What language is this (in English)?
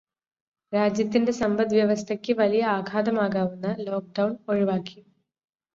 Malayalam